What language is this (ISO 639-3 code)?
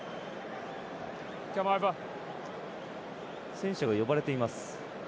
jpn